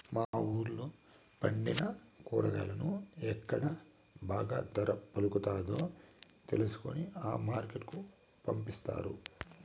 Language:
Telugu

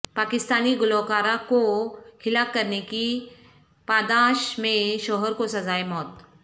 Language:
Urdu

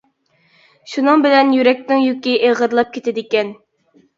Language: Uyghur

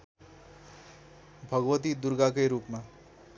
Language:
Nepali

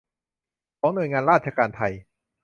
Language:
Thai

